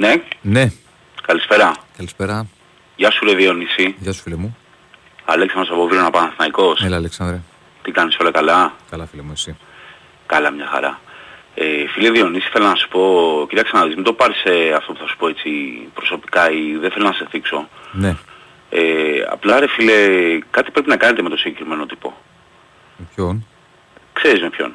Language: Greek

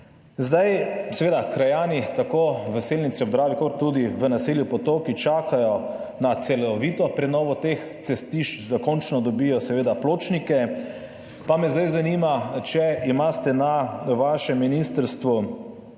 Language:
Slovenian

